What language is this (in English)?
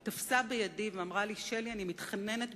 Hebrew